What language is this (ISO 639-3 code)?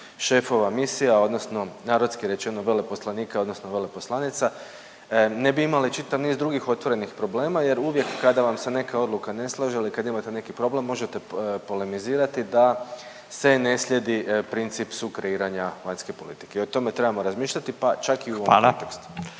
hrv